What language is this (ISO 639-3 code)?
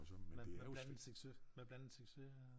dan